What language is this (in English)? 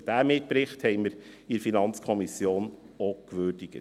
Swiss German